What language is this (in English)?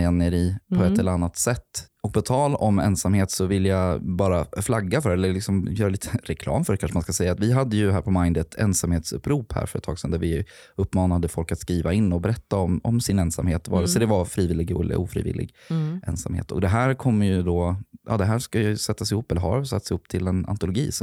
Swedish